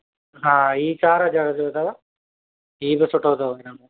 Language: Sindhi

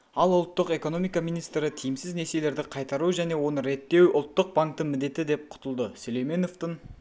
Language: Kazakh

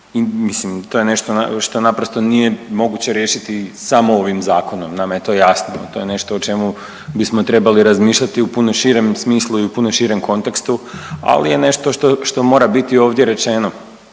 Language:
Croatian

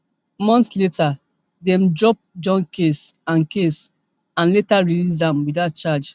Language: Nigerian Pidgin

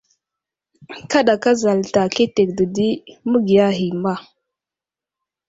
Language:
Wuzlam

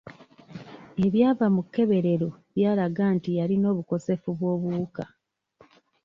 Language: Ganda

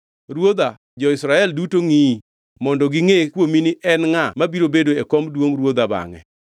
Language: Luo (Kenya and Tanzania)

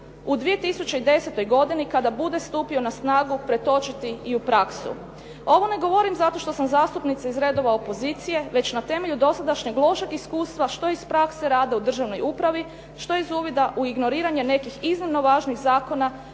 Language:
Croatian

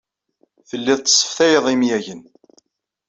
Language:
Kabyle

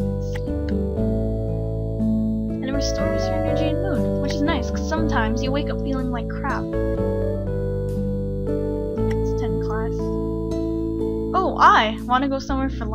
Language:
English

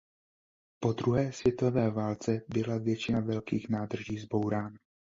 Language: Czech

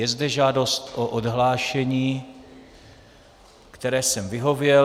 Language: Czech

